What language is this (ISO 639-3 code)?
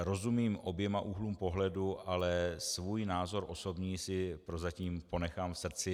ces